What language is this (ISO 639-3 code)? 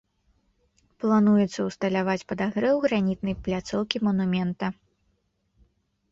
bel